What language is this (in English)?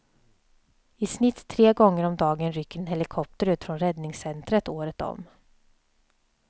Swedish